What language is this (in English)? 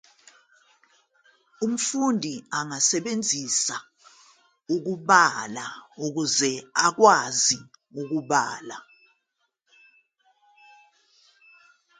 Zulu